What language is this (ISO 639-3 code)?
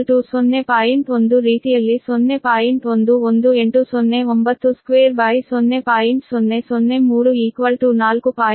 kan